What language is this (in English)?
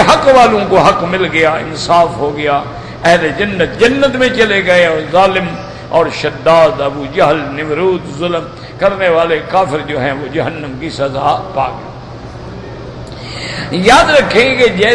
Arabic